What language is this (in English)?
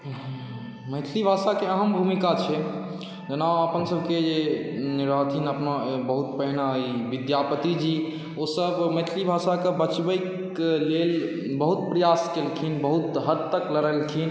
Maithili